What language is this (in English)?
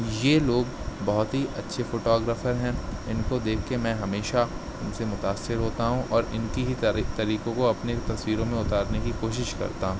Urdu